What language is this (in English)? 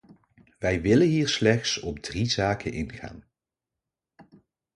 Dutch